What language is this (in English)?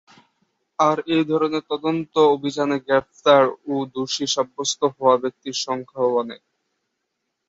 Bangla